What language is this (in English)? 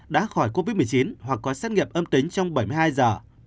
Vietnamese